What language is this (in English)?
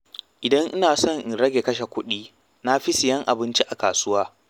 Hausa